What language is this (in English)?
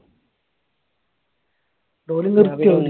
Malayalam